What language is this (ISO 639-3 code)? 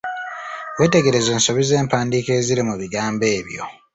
lug